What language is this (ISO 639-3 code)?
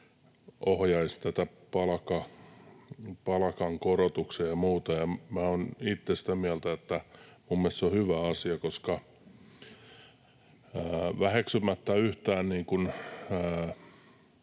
fin